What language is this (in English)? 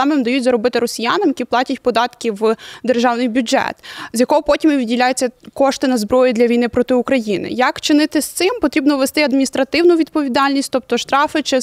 Ukrainian